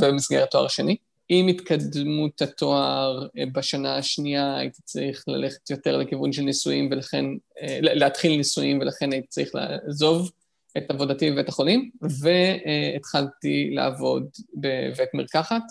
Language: Hebrew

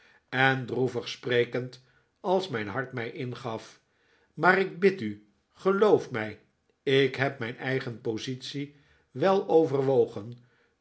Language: Dutch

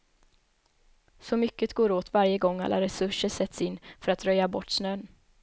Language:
Swedish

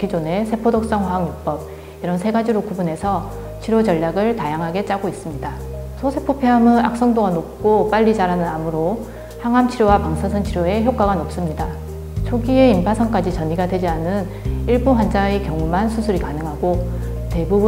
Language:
Korean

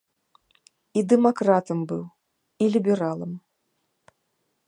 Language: Belarusian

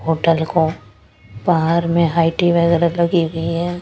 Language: Hindi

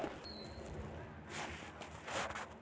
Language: Magahi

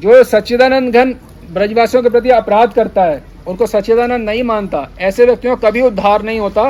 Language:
Hindi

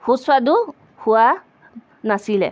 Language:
Assamese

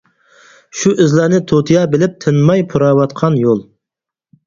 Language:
Uyghur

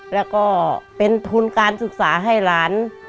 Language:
Thai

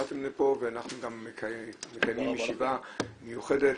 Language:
Hebrew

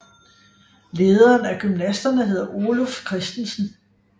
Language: Danish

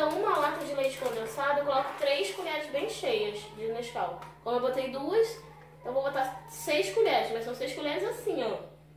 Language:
Portuguese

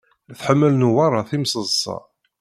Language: Kabyle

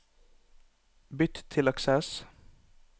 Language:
Norwegian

